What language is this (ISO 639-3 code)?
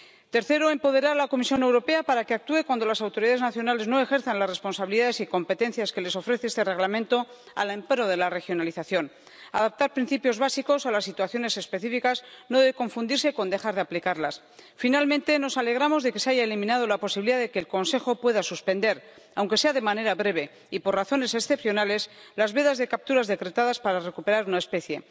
spa